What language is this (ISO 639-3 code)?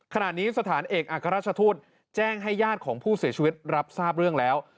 tha